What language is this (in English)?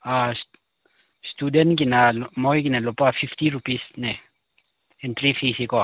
Manipuri